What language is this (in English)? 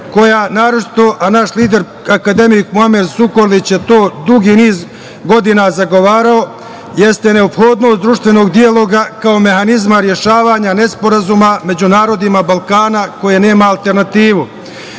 Serbian